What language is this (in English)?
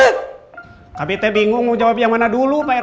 Indonesian